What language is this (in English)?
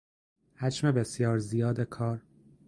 Persian